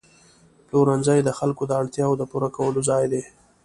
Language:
Pashto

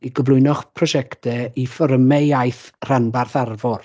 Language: Welsh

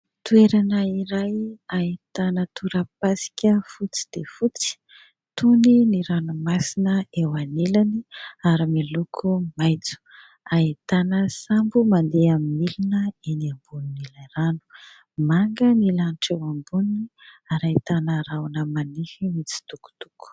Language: Malagasy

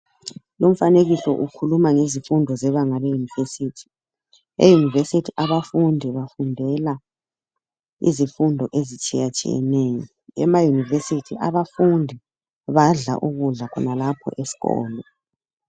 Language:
North Ndebele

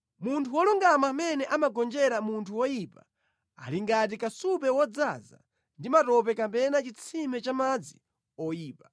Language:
Nyanja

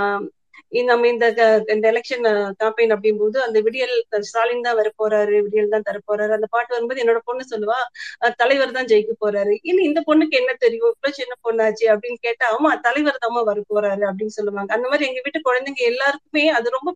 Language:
Tamil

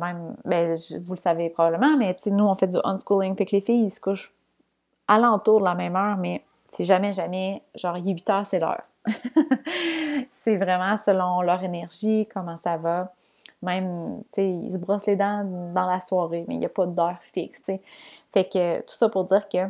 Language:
French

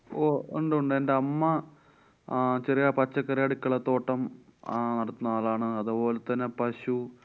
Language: Malayalam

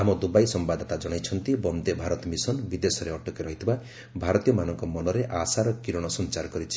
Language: Odia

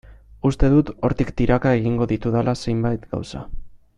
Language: Basque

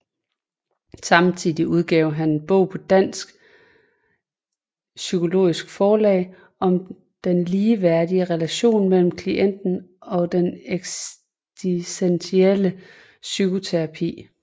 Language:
Danish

